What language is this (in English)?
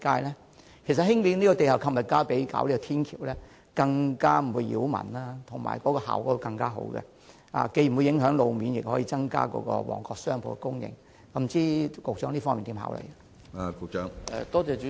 Cantonese